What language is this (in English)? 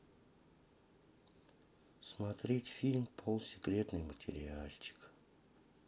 Russian